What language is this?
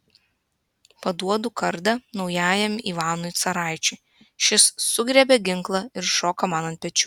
Lithuanian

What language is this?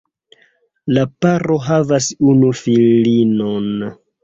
Esperanto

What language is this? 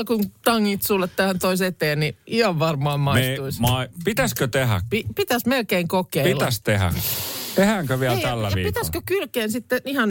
Finnish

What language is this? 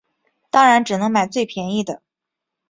Chinese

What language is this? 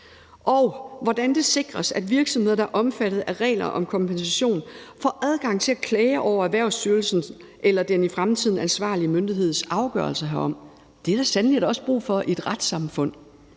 Danish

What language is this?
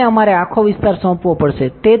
Gujarati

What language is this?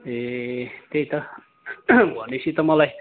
Nepali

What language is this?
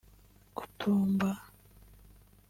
Kinyarwanda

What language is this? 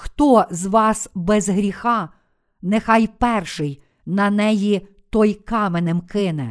Ukrainian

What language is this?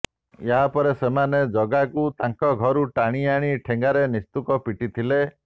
Odia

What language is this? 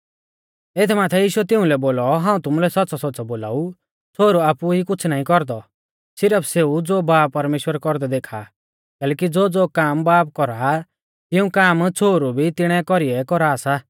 Mahasu Pahari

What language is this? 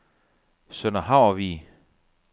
Danish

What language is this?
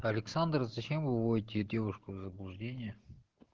Russian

